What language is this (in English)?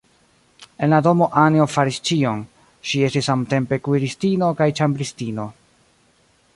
Esperanto